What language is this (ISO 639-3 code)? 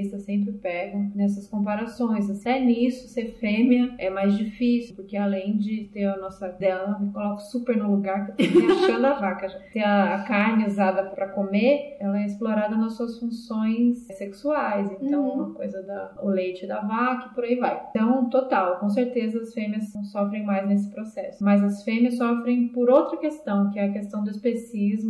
por